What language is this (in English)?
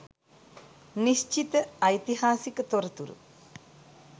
Sinhala